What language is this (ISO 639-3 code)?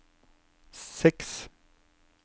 nor